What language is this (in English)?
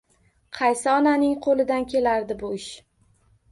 Uzbek